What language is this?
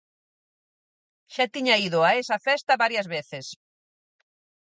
Galician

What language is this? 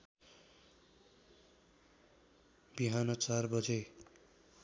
Nepali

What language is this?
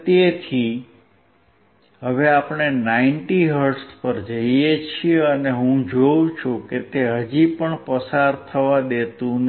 Gujarati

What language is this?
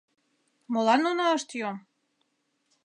Mari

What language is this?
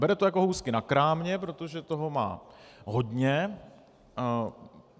Czech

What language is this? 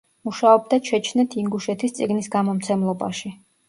Georgian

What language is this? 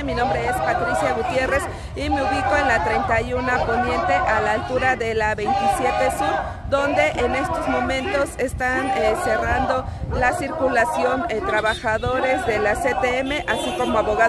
Spanish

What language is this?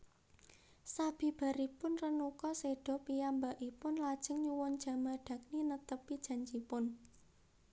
Javanese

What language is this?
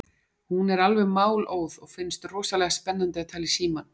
Icelandic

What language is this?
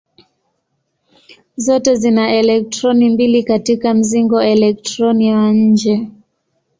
Swahili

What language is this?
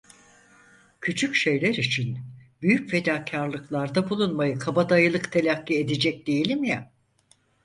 Turkish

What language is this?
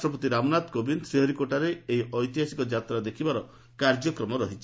Odia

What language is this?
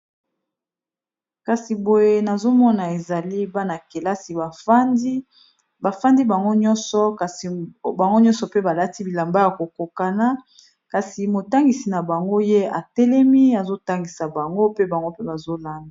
Lingala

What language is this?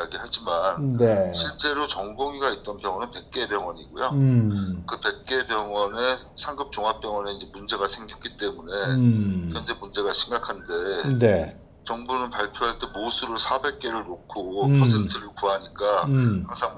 Korean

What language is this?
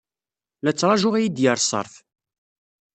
Kabyle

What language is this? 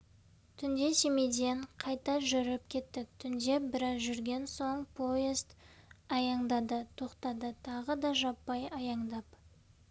Kazakh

